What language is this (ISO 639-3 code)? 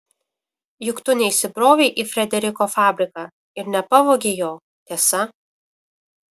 lit